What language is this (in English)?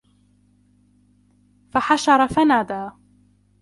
Arabic